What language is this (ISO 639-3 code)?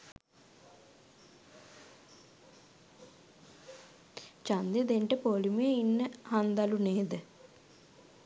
sin